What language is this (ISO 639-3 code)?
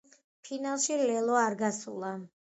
kat